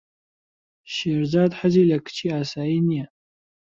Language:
Central Kurdish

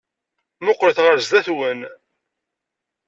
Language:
Kabyle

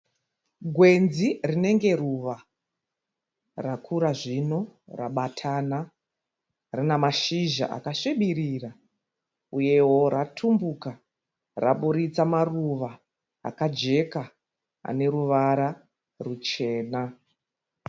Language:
Shona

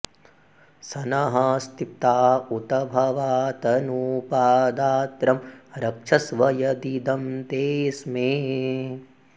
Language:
Sanskrit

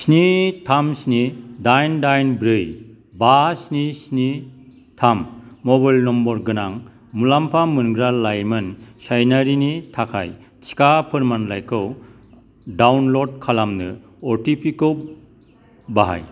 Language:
Bodo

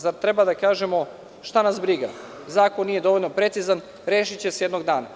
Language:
Serbian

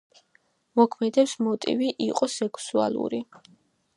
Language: Georgian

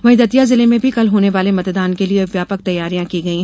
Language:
Hindi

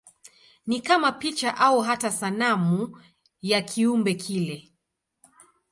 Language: Swahili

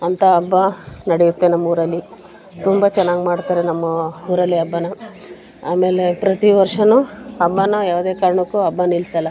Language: Kannada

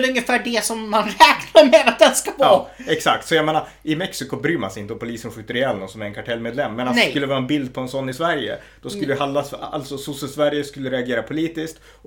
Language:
Swedish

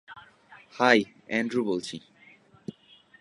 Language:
Bangla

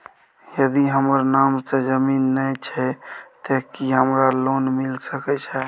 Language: Maithili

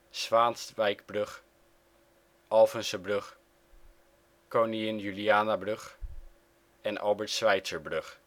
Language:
Dutch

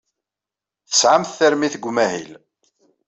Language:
Kabyle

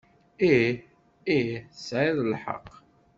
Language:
Kabyle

